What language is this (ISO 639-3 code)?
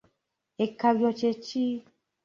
lug